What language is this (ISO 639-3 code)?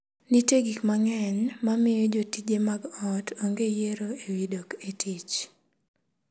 luo